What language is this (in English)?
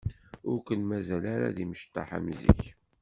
Kabyle